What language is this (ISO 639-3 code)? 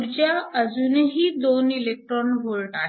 mar